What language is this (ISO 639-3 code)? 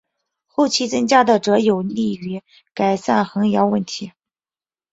zho